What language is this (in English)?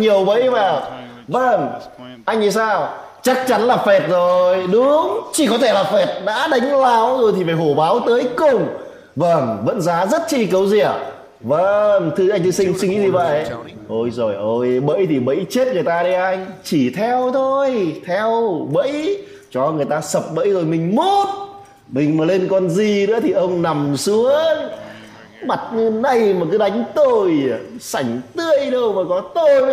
Vietnamese